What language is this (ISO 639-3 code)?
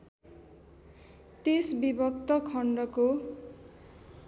nep